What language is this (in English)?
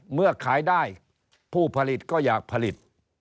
Thai